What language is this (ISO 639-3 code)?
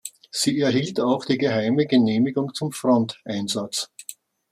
deu